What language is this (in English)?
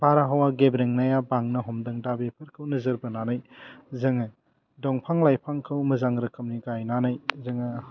Bodo